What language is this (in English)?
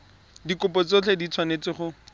Tswana